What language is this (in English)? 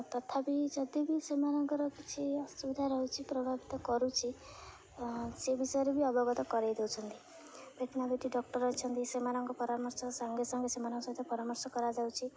Odia